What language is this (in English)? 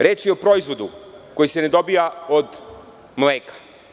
Serbian